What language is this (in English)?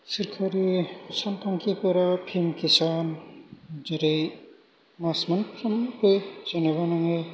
Bodo